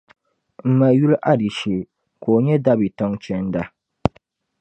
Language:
Dagbani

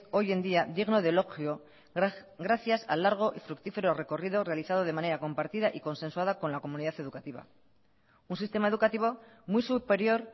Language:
Spanish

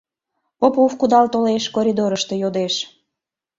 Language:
Mari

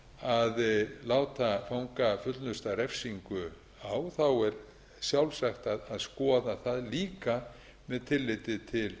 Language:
Icelandic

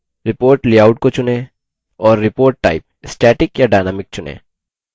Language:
Hindi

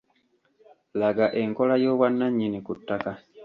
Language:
Ganda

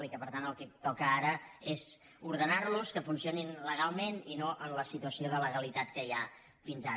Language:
Catalan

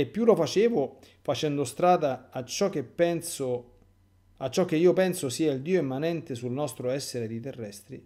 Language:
Italian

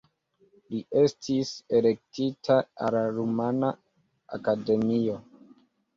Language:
Esperanto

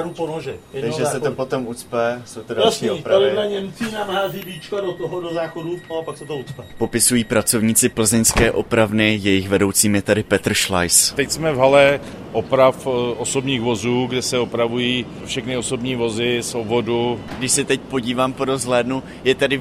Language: Czech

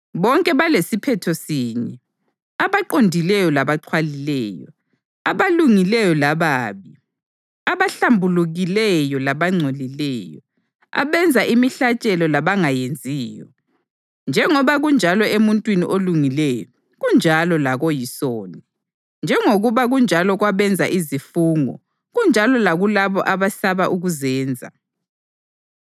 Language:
North Ndebele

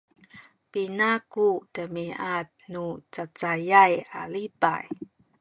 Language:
Sakizaya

